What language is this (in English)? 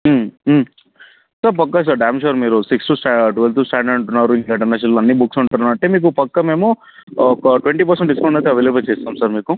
Telugu